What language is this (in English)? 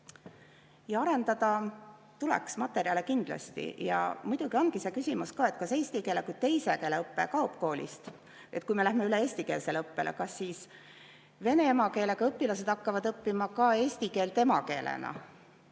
Estonian